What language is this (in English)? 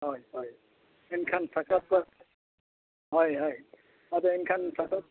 Santali